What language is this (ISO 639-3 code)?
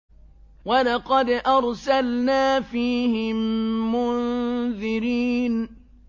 ara